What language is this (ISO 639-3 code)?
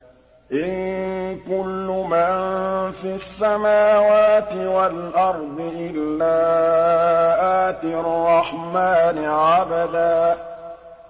ara